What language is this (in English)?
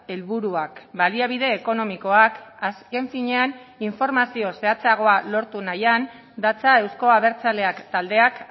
Basque